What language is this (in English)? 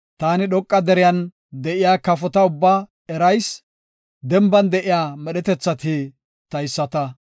Gofa